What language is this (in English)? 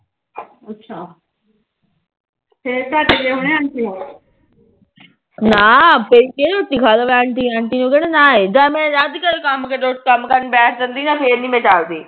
Punjabi